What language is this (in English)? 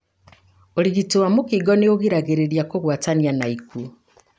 Kikuyu